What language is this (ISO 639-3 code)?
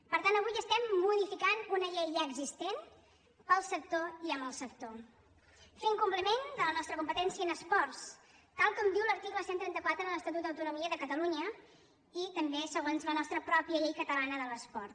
cat